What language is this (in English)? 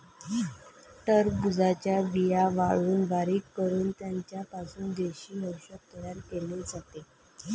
Marathi